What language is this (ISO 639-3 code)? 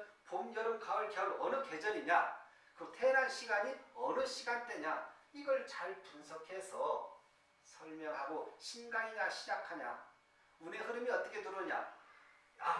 kor